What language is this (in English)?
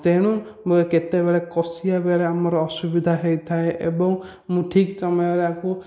Odia